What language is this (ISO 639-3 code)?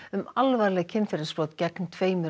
isl